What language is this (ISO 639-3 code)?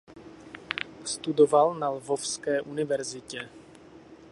ces